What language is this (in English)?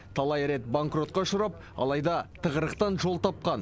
Kazakh